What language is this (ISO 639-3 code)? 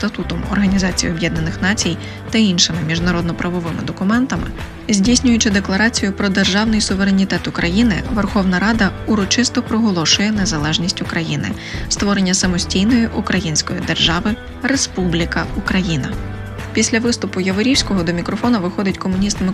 ukr